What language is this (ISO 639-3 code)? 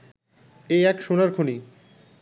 ben